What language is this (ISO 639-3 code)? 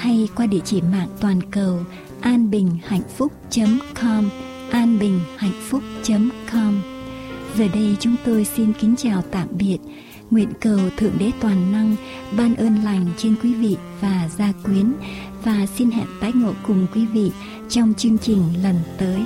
vie